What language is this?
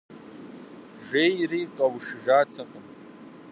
Kabardian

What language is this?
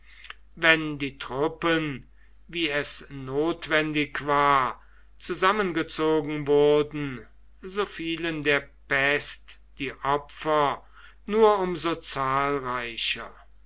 German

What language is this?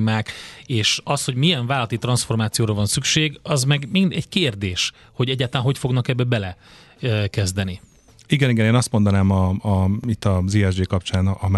Hungarian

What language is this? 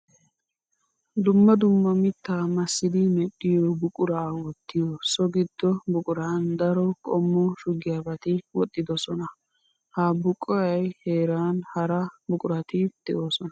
Wolaytta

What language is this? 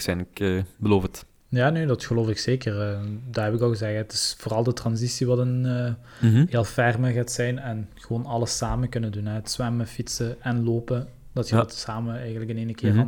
Dutch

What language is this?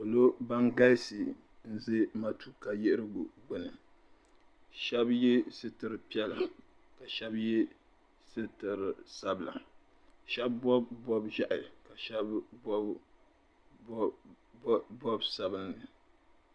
Dagbani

